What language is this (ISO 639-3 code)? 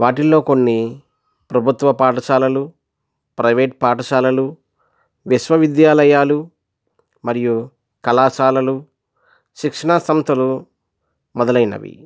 tel